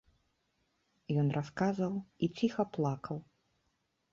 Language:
Belarusian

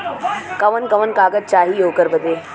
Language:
Bhojpuri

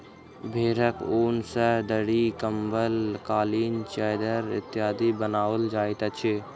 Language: Maithili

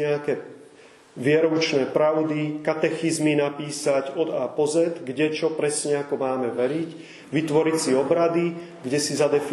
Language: Czech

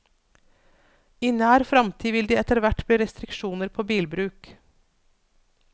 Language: Norwegian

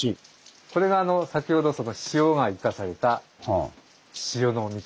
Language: Japanese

